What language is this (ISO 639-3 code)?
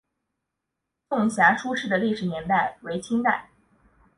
zho